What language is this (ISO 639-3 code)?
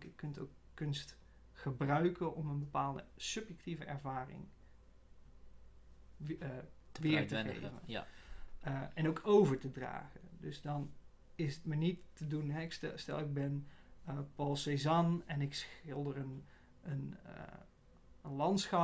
nld